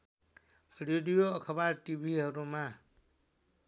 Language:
Nepali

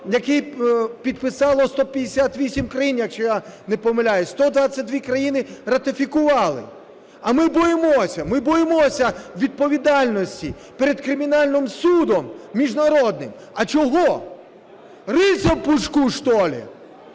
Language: Ukrainian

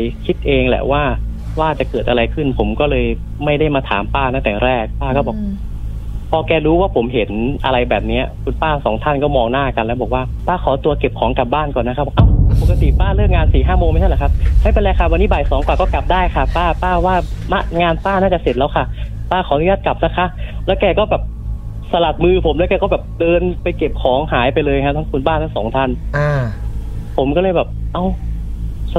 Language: Thai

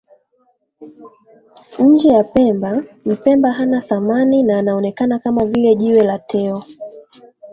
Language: Swahili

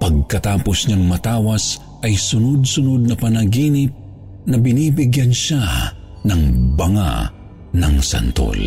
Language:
Filipino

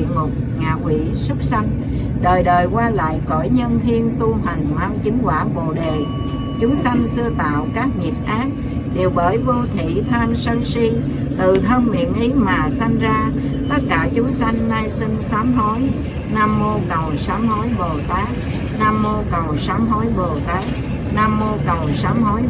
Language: Vietnamese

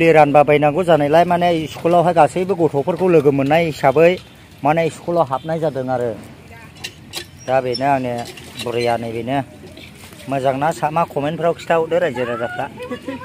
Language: Thai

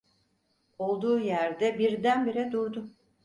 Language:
Turkish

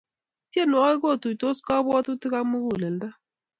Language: Kalenjin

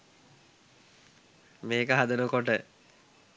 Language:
Sinhala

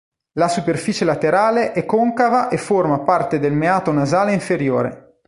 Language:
Italian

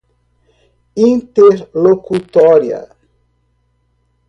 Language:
Portuguese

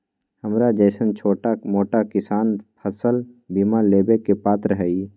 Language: Magahi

